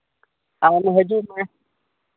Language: Santali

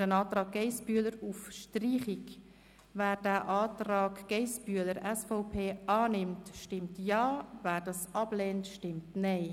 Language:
Swiss German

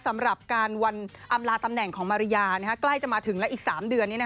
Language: Thai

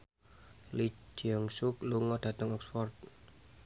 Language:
Javanese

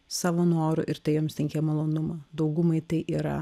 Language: Lithuanian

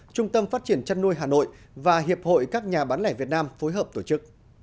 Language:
Vietnamese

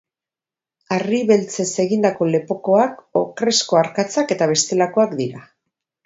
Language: Basque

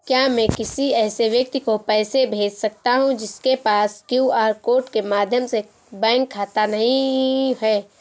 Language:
Hindi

